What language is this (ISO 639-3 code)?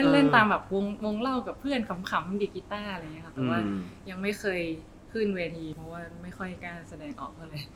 tha